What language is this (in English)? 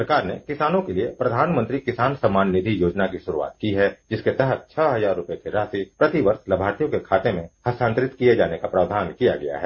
Hindi